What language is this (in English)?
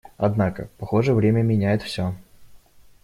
Russian